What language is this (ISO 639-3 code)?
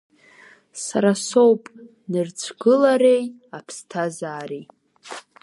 abk